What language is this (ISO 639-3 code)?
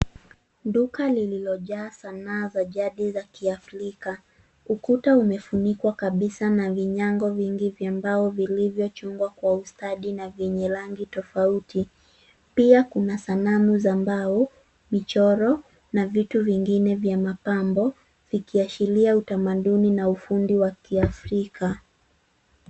swa